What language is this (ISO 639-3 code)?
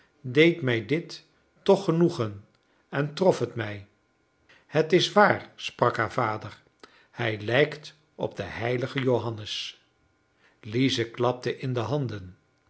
nld